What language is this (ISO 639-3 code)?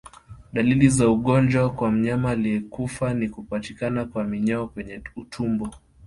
swa